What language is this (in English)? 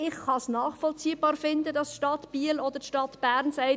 Swiss German